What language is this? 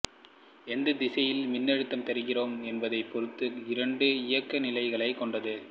Tamil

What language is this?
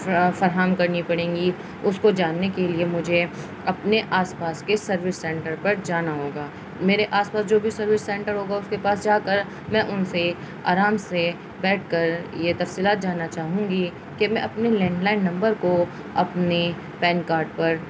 Urdu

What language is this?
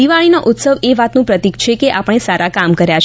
Gujarati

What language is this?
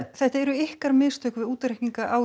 Icelandic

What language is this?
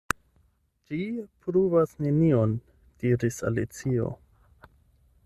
Esperanto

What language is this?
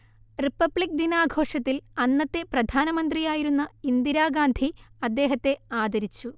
Malayalam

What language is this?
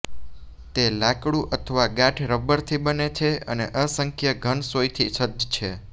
Gujarati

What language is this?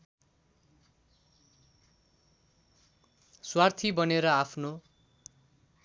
Nepali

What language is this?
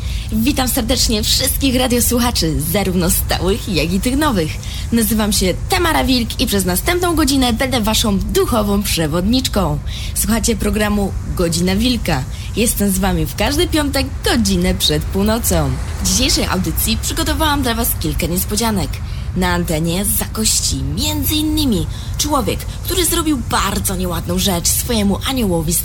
Polish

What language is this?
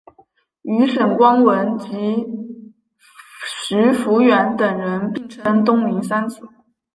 Chinese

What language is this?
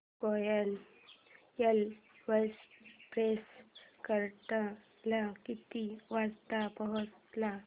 Marathi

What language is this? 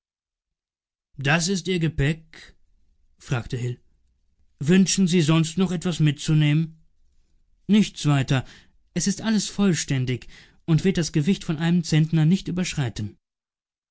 German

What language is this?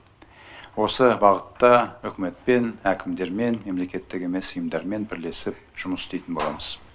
Kazakh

